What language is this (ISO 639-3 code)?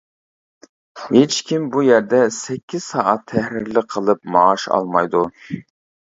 uig